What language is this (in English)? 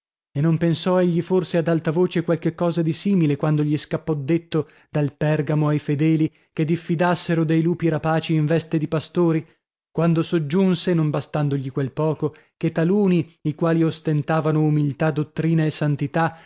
Italian